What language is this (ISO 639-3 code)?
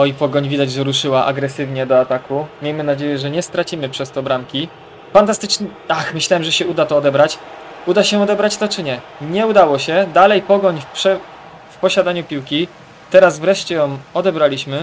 pol